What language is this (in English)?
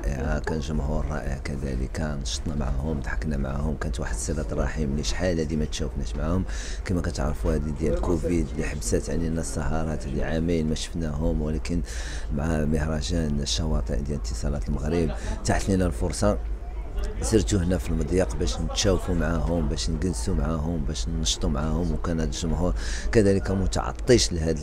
Arabic